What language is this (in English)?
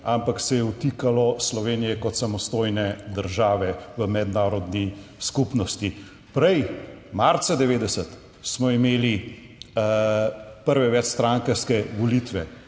Slovenian